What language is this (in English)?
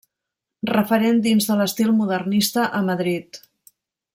Catalan